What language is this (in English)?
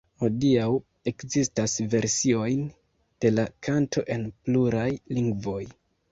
Esperanto